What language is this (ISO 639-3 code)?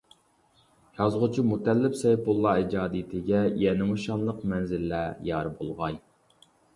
uig